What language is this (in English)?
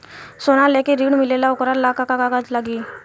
Bhojpuri